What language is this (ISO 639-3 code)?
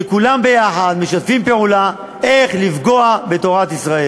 heb